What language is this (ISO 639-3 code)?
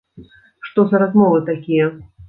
bel